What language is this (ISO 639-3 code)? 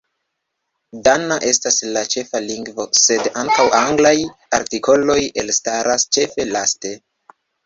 epo